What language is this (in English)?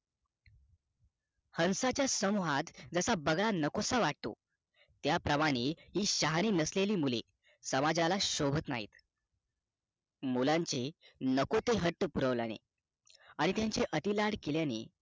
Marathi